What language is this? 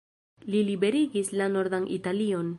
Esperanto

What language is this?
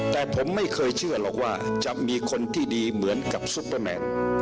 Thai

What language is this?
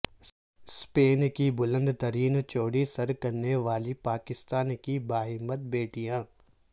Urdu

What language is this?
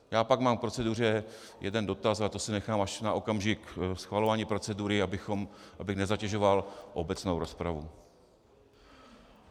Czech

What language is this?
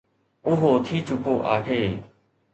Sindhi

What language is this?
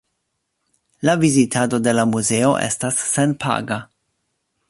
Esperanto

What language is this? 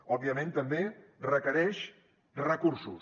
Catalan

